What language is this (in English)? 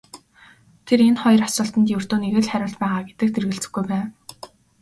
Mongolian